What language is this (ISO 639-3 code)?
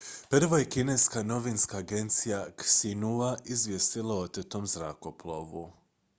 hrv